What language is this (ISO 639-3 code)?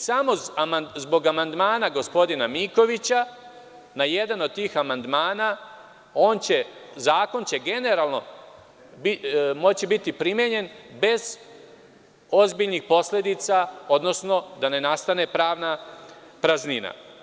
srp